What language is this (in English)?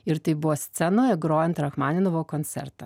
Lithuanian